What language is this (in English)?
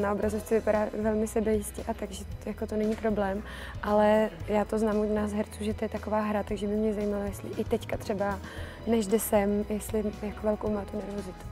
Czech